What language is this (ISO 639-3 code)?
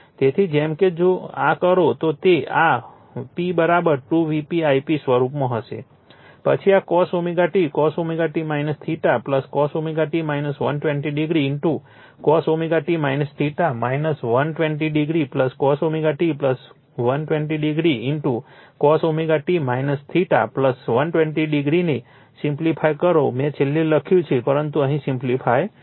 guj